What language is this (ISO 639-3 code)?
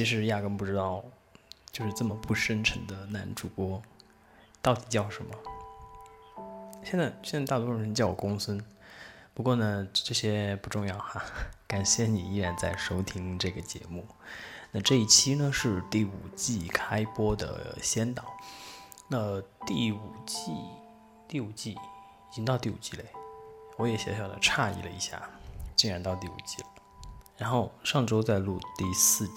zho